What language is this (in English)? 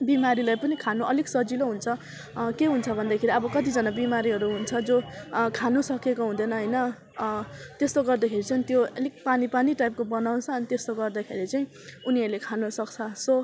Nepali